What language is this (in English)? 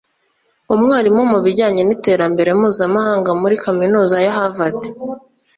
Kinyarwanda